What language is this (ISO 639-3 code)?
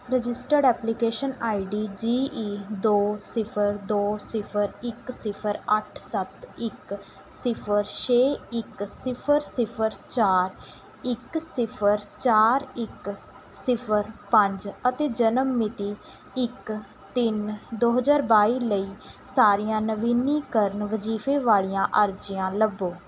pan